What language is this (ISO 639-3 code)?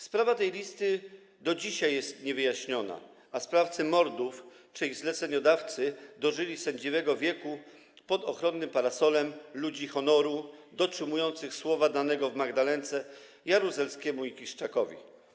pol